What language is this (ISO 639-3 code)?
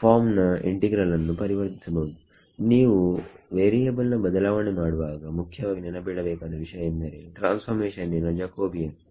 kan